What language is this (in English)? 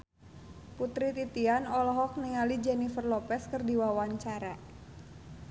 Sundanese